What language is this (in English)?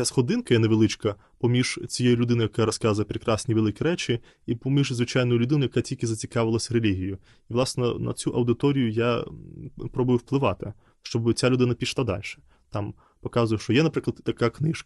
Ukrainian